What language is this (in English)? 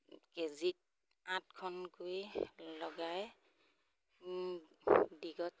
Assamese